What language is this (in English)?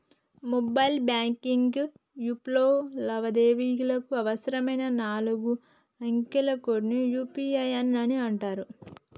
Telugu